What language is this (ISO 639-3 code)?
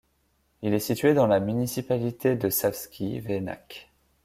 fra